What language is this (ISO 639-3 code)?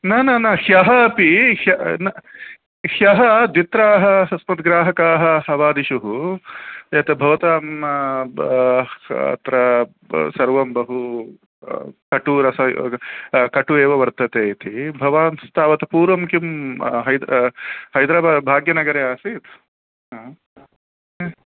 san